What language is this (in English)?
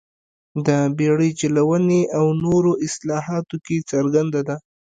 Pashto